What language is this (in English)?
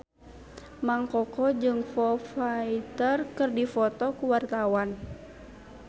Sundanese